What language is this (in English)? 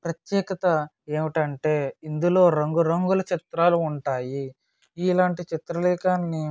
Telugu